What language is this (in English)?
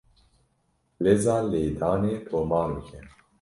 Kurdish